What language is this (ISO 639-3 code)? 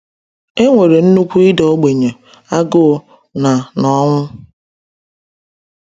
ibo